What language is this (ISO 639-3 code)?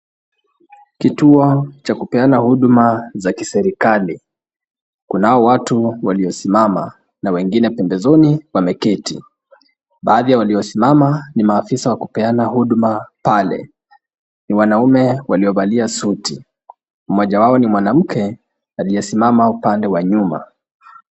swa